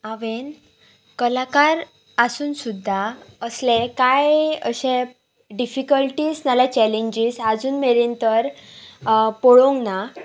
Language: Konkani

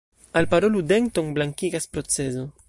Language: Esperanto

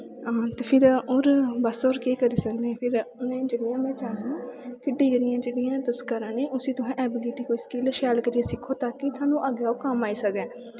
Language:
Dogri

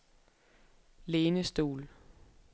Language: Danish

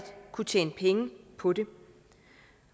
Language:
Danish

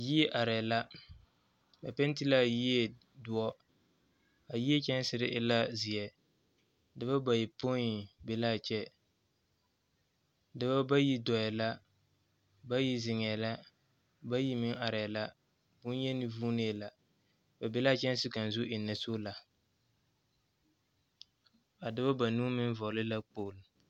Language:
Southern Dagaare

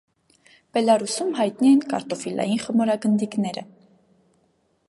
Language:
Armenian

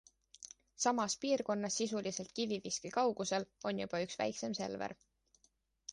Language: Estonian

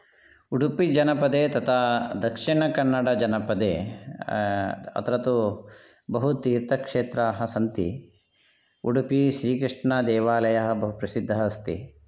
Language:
Sanskrit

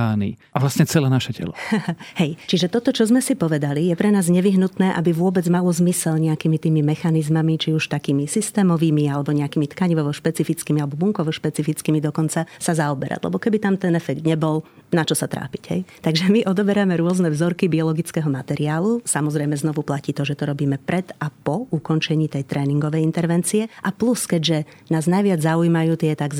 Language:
Slovak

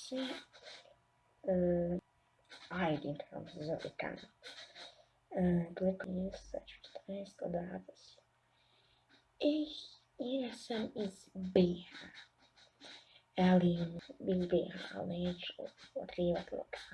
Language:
Bosnian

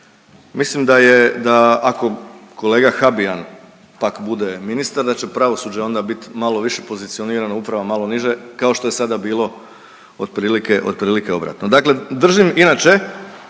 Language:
Croatian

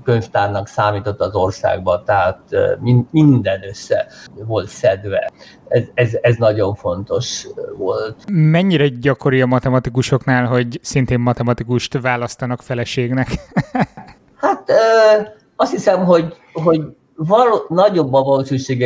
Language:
Hungarian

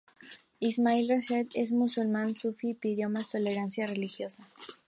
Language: Spanish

